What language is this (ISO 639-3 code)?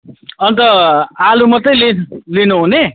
nep